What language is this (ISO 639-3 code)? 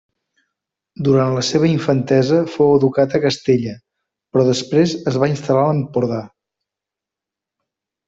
cat